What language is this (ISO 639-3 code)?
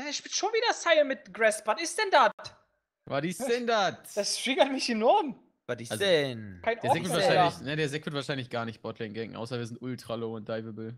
deu